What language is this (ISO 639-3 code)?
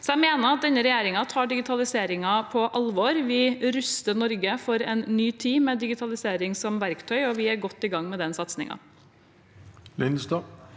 nor